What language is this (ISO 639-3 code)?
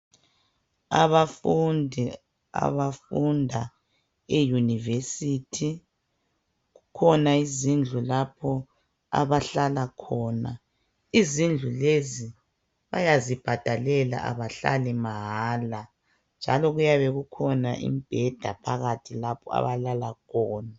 nde